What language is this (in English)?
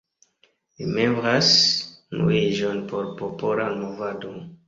Esperanto